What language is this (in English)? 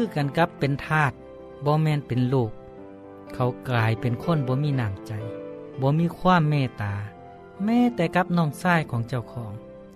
Thai